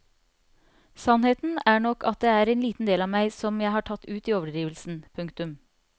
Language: Norwegian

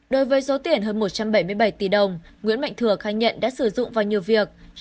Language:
Vietnamese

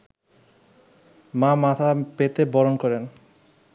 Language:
Bangla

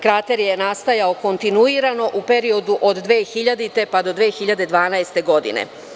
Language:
Serbian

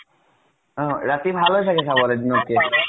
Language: Assamese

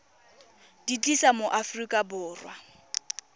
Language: Tswana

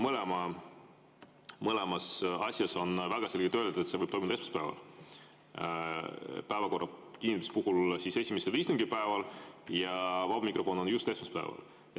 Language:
Estonian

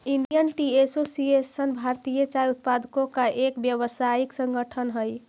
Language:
Magahi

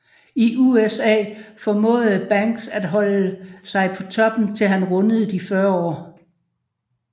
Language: Danish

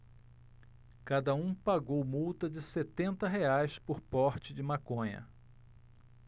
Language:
Portuguese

